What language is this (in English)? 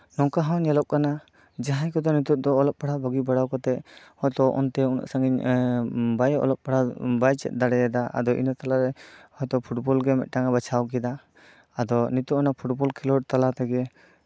Santali